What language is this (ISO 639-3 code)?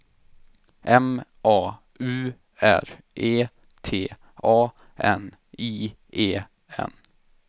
swe